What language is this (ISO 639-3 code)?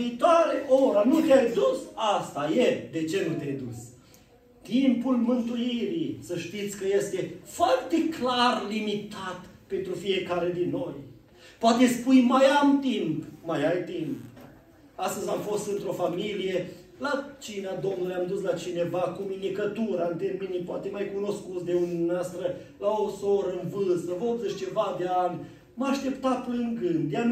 ron